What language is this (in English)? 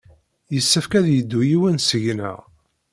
Kabyle